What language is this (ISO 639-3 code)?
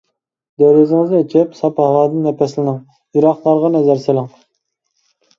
uig